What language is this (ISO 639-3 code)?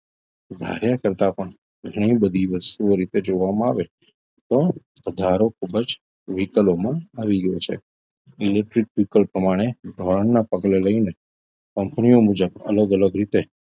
guj